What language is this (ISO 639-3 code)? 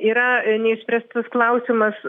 lit